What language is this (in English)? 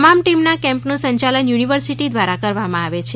Gujarati